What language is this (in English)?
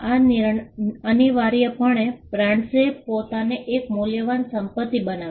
Gujarati